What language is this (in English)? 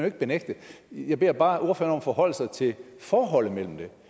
Danish